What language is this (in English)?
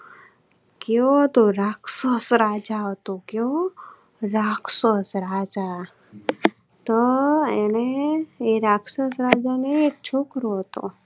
Gujarati